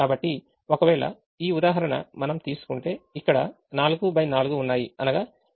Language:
Telugu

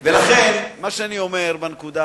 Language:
Hebrew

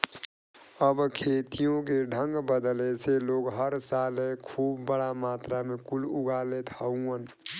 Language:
Bhojpuri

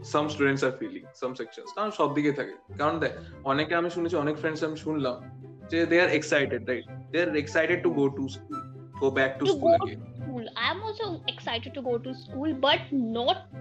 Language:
Bangla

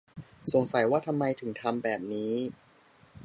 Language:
Thai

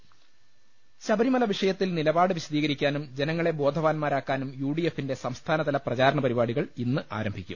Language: Malayalam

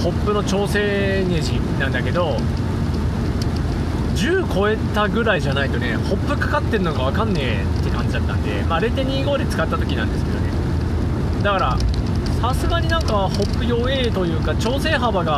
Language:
Japanese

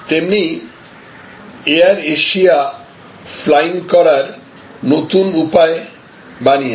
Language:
Bangla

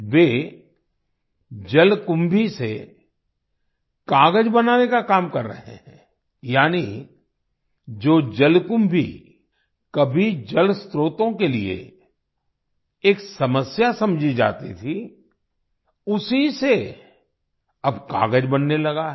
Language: Hindi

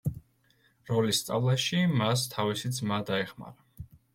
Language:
Georgian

